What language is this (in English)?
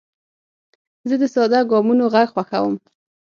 Pashto